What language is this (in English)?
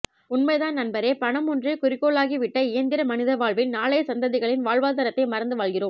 Tamil